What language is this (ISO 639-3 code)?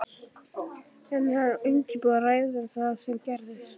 isl